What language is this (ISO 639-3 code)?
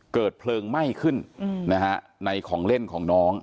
tha